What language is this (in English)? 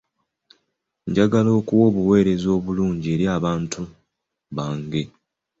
Ganda